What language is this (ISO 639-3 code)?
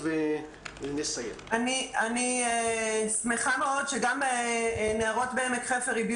heb